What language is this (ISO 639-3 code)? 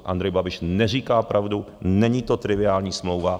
ces